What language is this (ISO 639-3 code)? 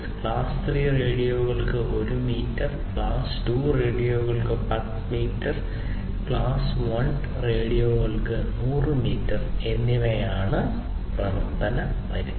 mal